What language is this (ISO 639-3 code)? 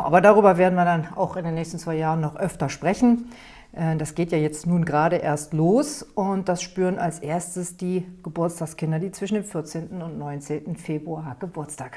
deu